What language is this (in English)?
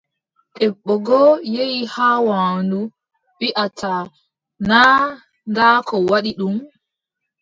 Adamawa Fulfulde